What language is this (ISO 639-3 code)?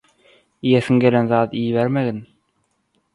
tuk